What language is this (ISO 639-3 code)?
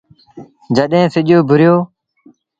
sbn